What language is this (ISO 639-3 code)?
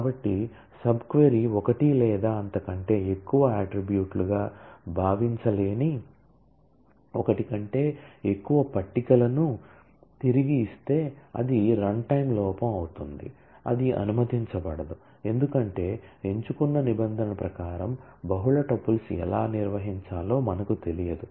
tel